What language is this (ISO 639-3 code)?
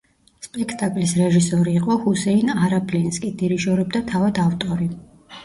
kat